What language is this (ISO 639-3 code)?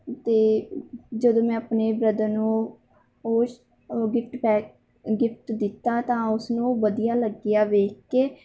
pan